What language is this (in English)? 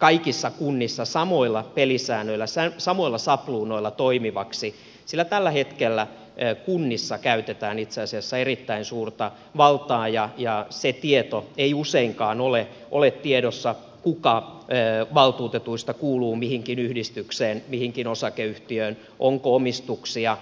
Finnish